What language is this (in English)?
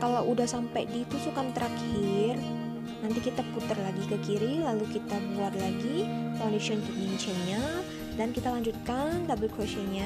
Indonesian